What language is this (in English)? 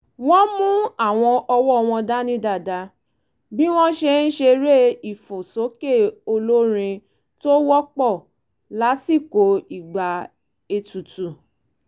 Yoruba